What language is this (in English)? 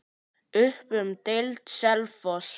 Icelandic